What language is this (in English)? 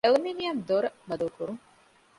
Divehi